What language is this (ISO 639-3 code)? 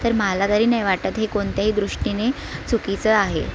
mar